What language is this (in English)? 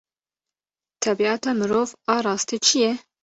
Kurdish